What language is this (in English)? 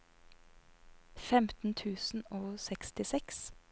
Norwegian